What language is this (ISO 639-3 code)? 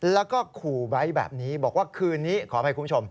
tha